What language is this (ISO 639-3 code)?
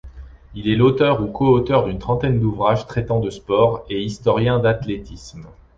fra